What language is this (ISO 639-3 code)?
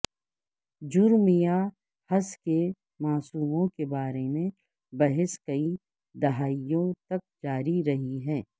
urd